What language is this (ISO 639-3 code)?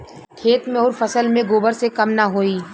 bho